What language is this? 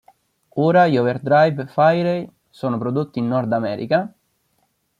Italian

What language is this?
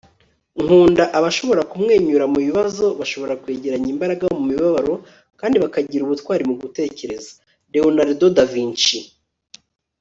Kinyarwanda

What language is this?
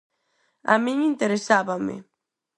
Galician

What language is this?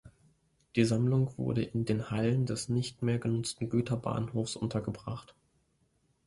German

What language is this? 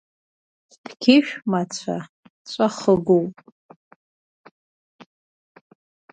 Abkhazian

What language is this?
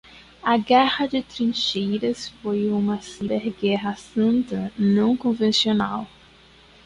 Portuguese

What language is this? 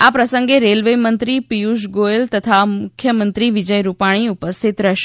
Gujarati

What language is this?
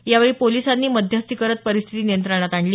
Marathi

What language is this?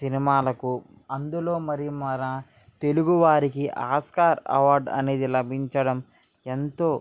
Telugu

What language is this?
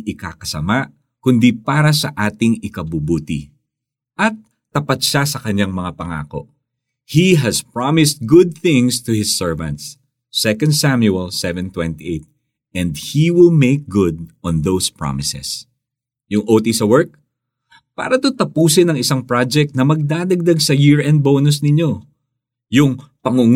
Filipino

